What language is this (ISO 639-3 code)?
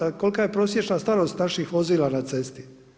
hrv